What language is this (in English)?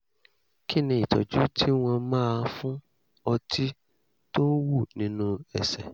Yoruba